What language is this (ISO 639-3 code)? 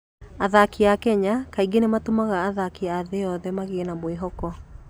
kik